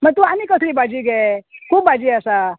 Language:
Konkani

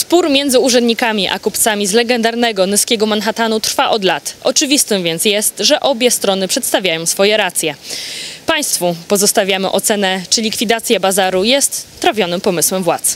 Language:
Polish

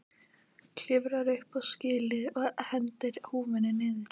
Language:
Icelandic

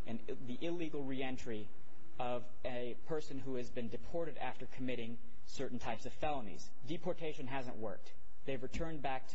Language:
English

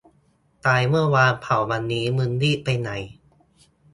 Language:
Thai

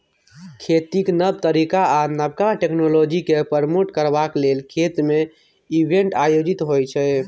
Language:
Maithili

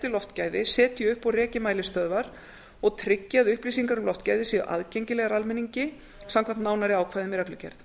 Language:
Icelandic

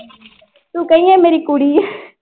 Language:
Punjabi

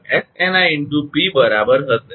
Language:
Gujarati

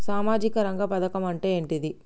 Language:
Telugu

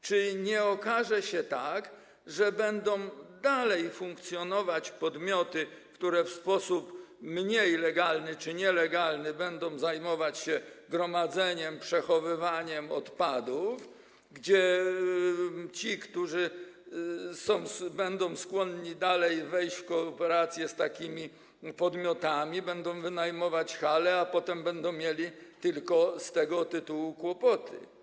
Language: Polish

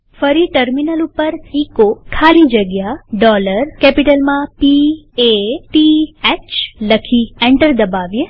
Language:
Gujarati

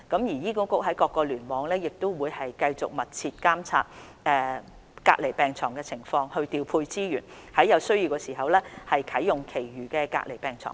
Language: Cantonese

